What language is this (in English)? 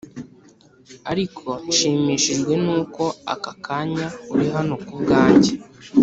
Kinyarwanda